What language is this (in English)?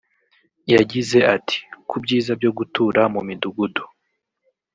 Kinyarwanda